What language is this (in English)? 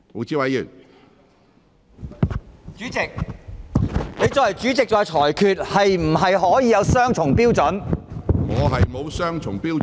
Cantonese